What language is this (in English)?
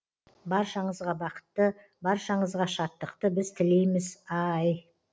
Kazakh